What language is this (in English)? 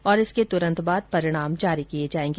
Hindi